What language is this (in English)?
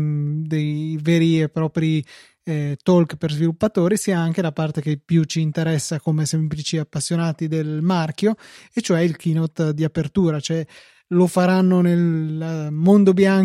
Italian